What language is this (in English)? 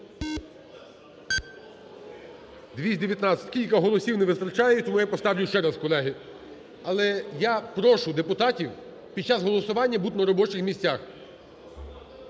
Ukrainian